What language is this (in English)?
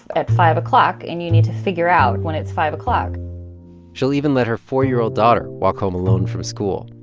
English